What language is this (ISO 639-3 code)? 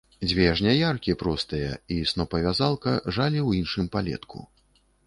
bel